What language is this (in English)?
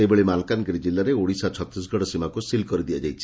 Odia